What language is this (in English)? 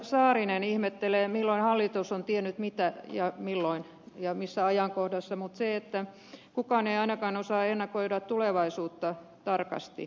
Finnish